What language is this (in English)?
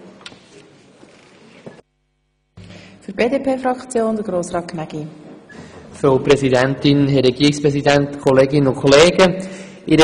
Swiss German